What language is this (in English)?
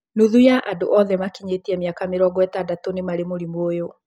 Kikuyu